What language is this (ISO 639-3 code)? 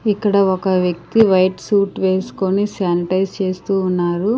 tel